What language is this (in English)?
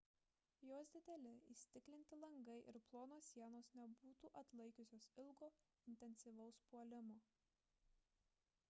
Lithuanian